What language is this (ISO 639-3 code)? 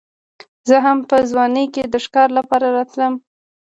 pus